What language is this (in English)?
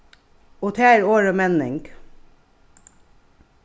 Faroese